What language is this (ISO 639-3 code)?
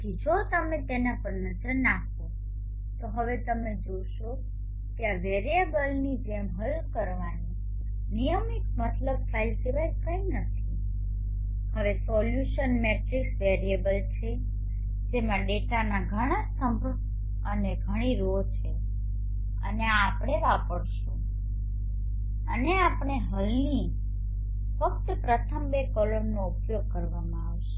guj